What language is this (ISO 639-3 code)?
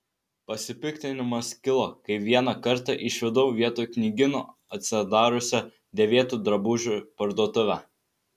lit